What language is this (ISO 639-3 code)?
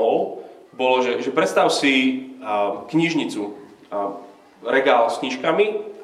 slk